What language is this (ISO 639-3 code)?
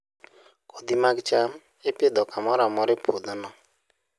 luo